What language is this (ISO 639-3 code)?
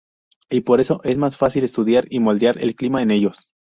spa